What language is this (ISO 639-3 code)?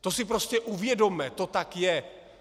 ces